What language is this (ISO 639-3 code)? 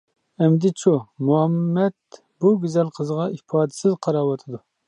uig